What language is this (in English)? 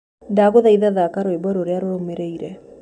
Kikuyu